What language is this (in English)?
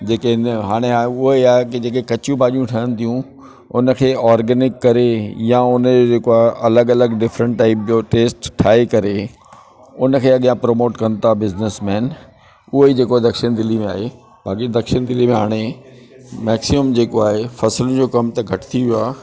Sindhi